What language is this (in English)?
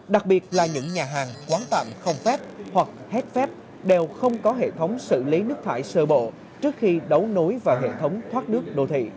Vietnamese